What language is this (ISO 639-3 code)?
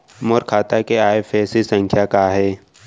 hne